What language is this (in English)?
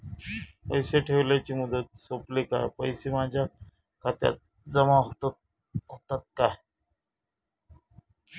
Marathi